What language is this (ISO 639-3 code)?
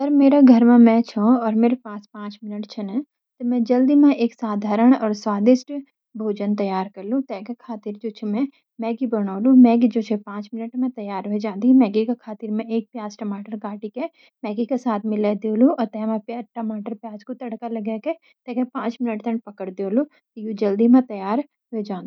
gbm